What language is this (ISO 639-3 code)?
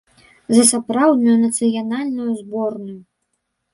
bel